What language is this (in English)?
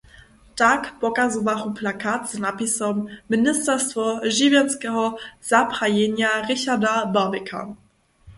Upper Sorbian